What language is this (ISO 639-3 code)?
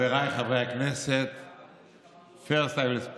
heb